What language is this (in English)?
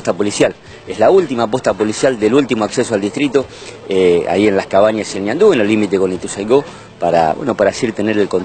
Spanish